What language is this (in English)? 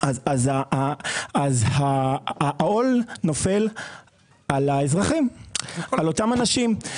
Hebrew